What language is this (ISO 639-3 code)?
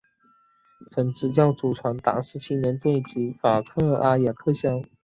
zho